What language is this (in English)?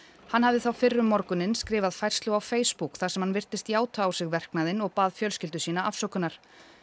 Icelandic